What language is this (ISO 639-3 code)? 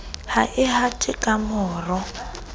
sot